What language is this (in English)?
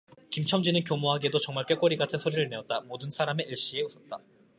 Korean